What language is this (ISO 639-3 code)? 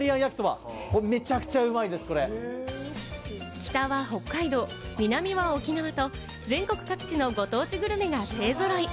jpn